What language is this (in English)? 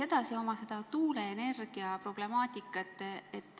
Estonian